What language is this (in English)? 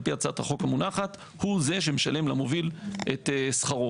Hebrew